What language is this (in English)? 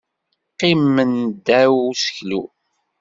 Kabyle